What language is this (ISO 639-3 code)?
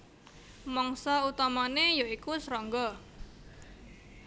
jav